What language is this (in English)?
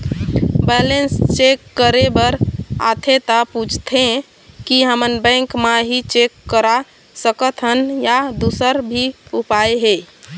Chhattisgarhi